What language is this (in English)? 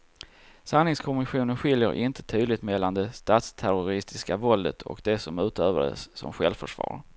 Swedish